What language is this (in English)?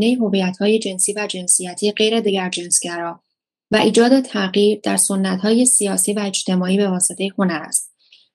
Persian